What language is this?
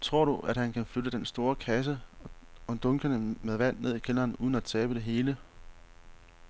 Danish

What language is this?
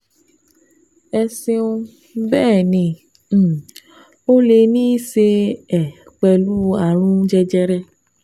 Yoruba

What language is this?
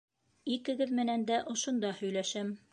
Bashkir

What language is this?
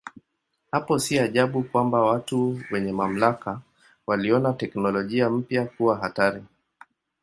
Swahili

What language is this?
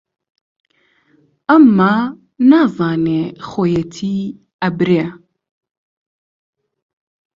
Central Kurdish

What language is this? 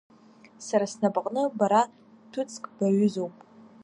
Abkhazian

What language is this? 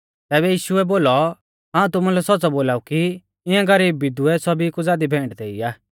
Mahasu Pahari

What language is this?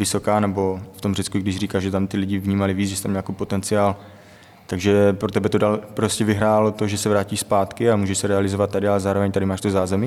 Czech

